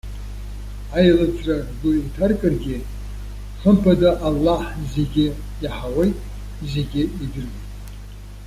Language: Abkhazian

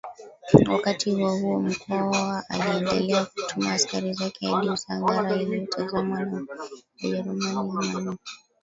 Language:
Swahili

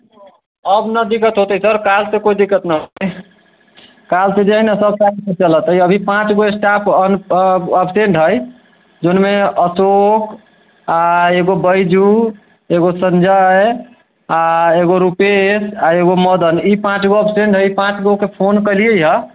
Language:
Maithili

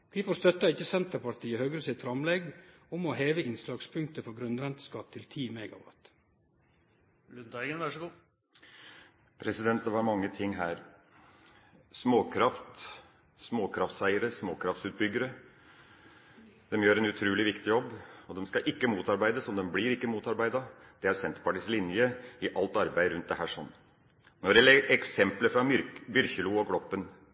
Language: Norwegian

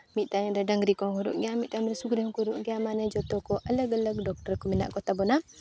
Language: Santali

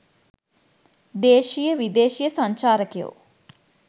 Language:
Sinhala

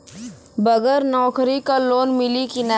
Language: Bhojpuri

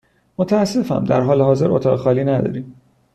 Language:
Persian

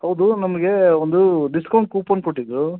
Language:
Kannada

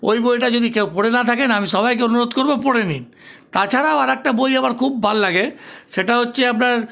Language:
Bangla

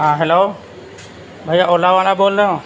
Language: Urdu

